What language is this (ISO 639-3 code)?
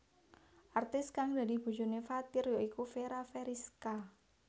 jav